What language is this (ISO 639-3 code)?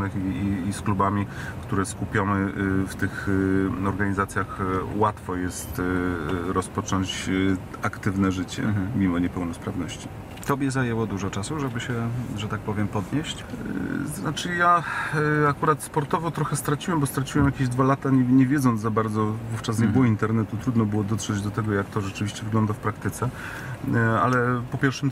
pol